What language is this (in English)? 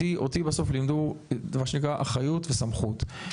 Hebrew